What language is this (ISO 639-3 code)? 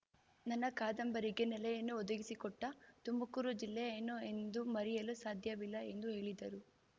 kan